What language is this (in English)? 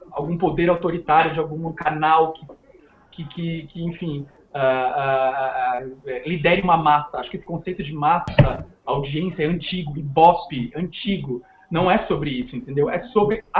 Portuguese